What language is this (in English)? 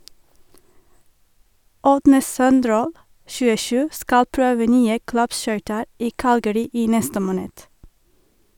Norwegian